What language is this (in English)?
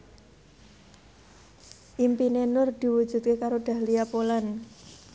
Javanese